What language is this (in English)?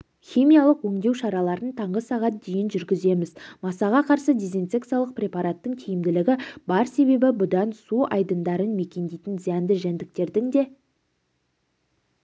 Kazakh